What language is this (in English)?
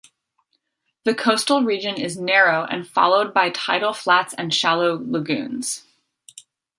English